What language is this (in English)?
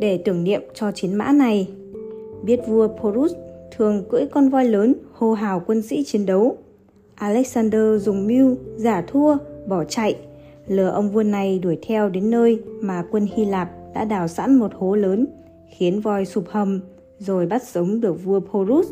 Vietnamese